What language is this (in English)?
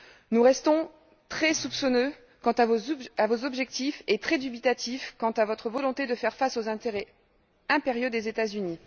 French